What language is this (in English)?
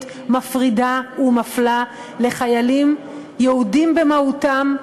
Hebrew